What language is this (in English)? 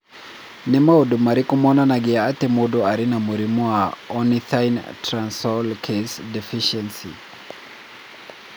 Kikuyu